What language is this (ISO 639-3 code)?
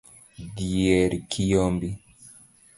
luo